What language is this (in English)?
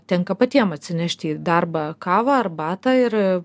Lithuanian